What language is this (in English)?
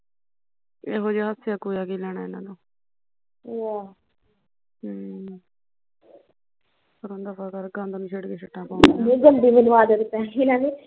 Punjabi